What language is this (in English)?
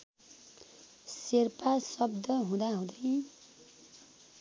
Nepali